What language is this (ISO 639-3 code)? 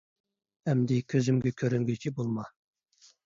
uig